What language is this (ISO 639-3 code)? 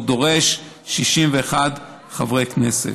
heb